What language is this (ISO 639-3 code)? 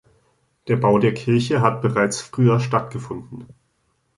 deu